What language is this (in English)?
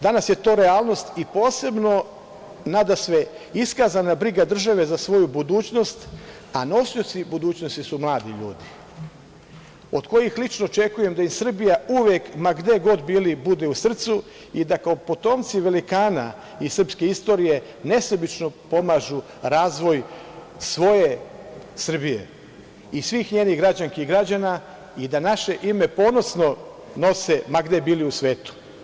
Serbian